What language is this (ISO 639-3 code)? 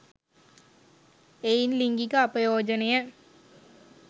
sin